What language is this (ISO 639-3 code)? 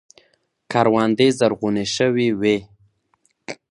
pus